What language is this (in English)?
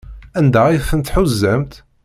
Kabyle